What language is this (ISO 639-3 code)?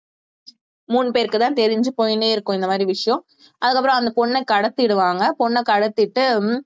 tam